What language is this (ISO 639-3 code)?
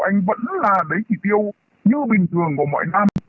vie